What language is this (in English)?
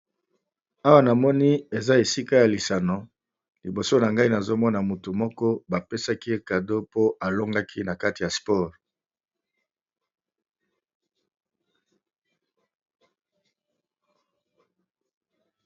Lingala